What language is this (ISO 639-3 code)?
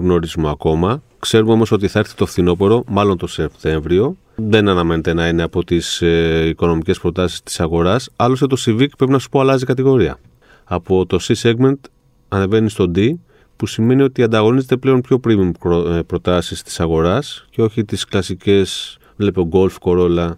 ell